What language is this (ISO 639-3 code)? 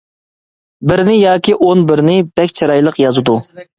uig